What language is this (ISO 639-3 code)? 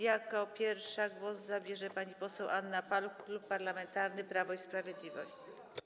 pol